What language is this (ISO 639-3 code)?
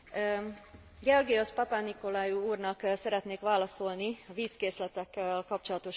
hun